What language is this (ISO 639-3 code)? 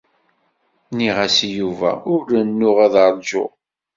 kab